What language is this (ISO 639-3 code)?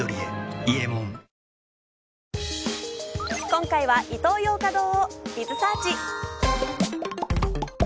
jpn